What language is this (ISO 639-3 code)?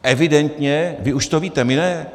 ces